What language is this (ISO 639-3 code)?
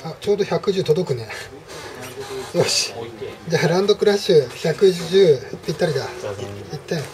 jpn